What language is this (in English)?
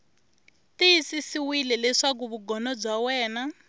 Tsonga